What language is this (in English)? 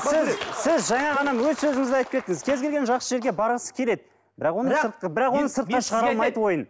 Kazakh